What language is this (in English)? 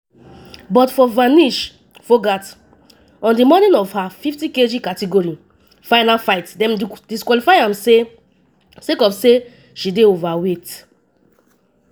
Nigerian Pidgin